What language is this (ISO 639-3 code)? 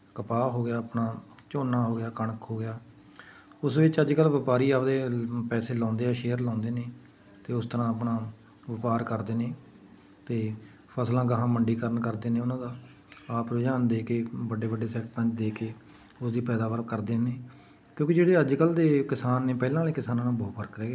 pan